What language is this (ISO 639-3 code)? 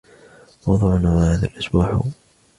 ara